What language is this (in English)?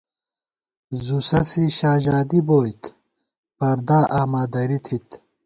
Gawar-Bati